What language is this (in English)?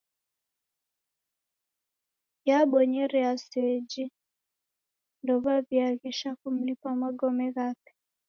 Taita